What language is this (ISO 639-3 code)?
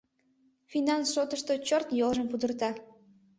chm